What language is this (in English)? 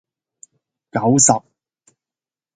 Cantonese